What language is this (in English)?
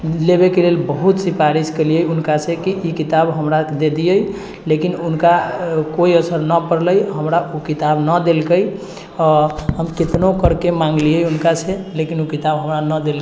Maithili